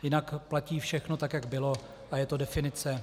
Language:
Czech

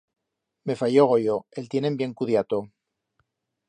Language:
Aragonese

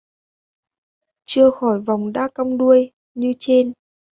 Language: Vietnamese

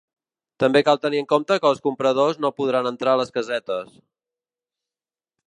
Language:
Catalan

